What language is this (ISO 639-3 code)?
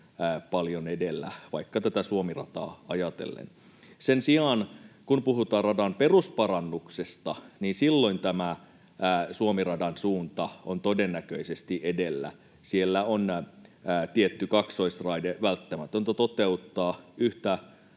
fin